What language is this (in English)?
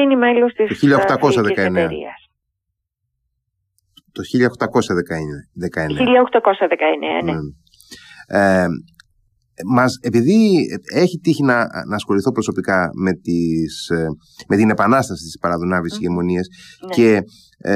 Greek